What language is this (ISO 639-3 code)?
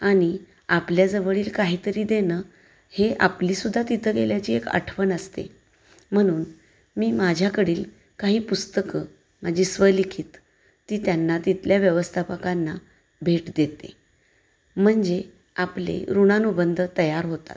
mar